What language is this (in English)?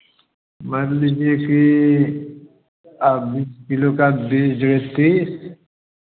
Hindi